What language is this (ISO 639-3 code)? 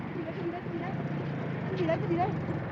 vie